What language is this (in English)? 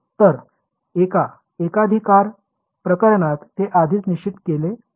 Marathi